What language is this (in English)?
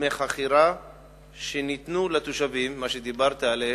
Hebrew